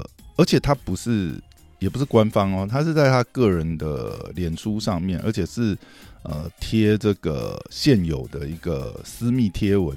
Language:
Chinese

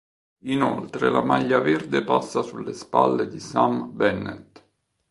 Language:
Italian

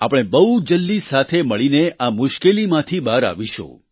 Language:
Gujarati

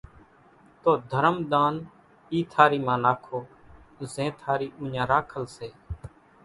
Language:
Kachi Koli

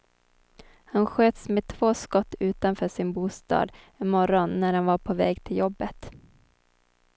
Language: Swedish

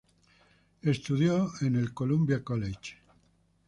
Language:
Spanish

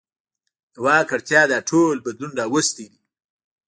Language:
Pashto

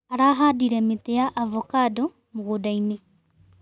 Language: Kikuyu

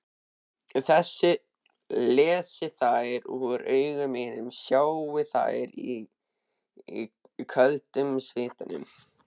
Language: Icelandic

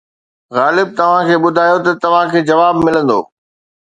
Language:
Sindhi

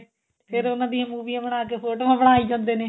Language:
Punjabi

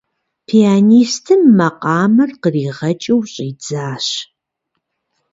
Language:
Kabardian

